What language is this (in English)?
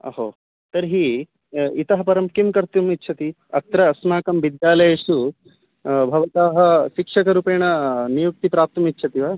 Sanskrit